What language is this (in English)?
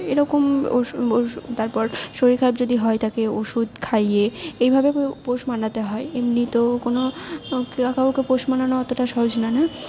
Bangla